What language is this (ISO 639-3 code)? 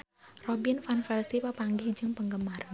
sun